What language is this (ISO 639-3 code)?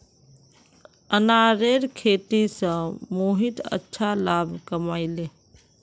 mag